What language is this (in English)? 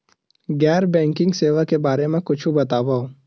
Chhattisgarhi